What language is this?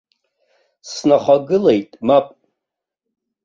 Abkhazian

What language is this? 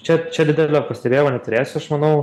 Lithuanian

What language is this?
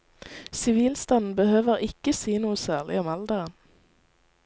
Norwegian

